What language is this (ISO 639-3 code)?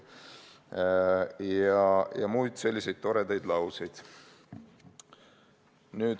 est